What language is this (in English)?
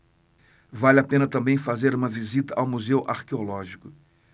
Portuguese